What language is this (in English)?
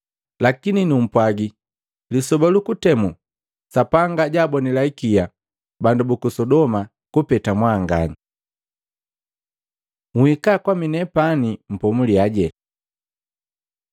Matengo